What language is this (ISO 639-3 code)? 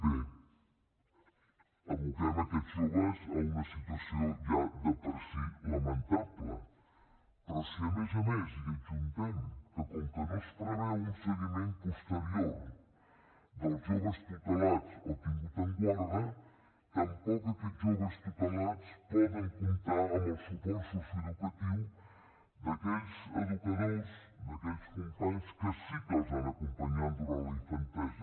cat